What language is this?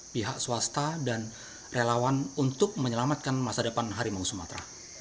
Indonesian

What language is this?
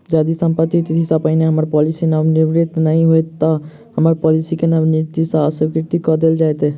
Maithili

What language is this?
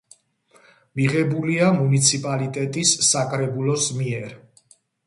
Georgian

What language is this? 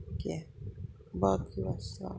Kashmiri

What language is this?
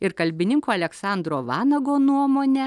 Lithuanian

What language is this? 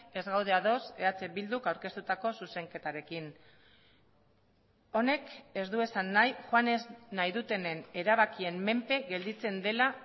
Basque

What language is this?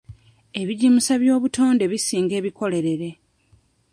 Ganda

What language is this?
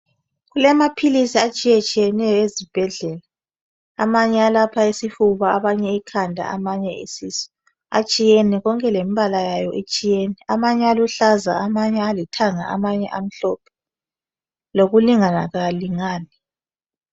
North Ndebele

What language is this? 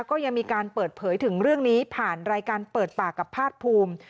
Thai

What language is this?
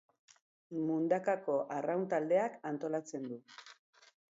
Basque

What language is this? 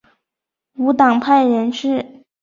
Chinese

